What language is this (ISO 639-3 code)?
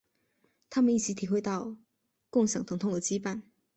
zho